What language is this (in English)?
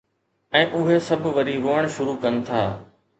Sindhi